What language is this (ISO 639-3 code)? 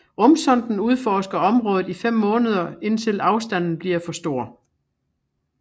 dan